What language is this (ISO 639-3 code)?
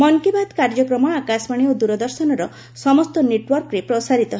ori